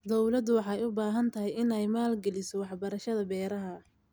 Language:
Somali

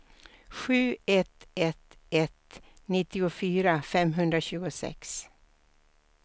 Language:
Swedish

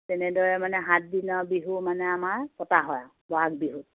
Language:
Assamese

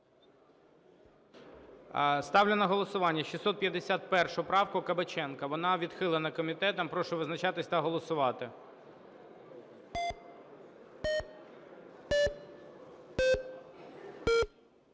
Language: Ukrainian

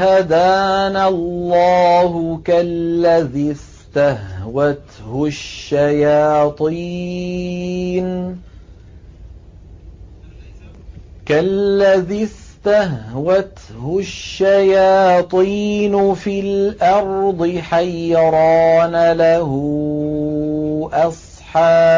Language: Arabic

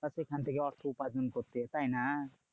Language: Bangla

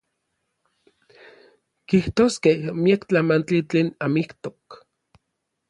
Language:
Orizaba Nahuatl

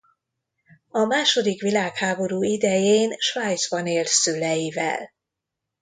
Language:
Hungarian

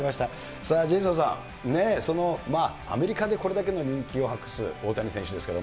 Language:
Japanese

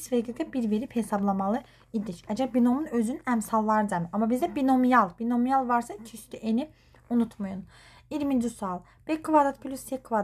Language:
Turkish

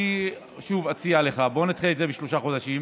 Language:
Hebrew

